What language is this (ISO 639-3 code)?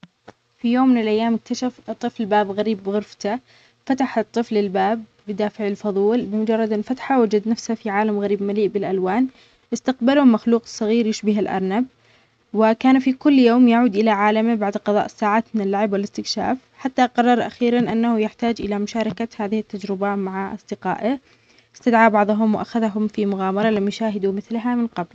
acx